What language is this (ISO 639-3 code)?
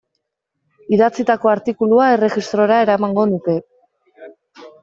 eus